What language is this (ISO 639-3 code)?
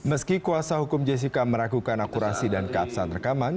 ind